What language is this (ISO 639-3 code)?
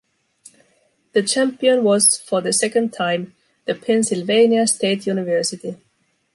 eng